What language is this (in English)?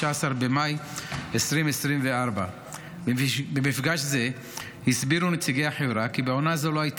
Hebrew